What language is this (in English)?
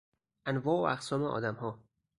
Persian